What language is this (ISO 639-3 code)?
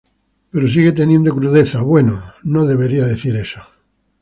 spa